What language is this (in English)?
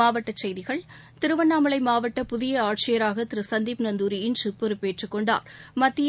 Tamil